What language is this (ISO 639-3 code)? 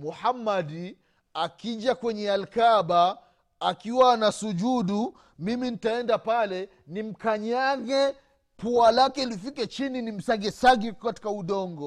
swa